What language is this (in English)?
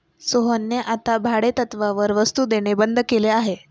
Marathi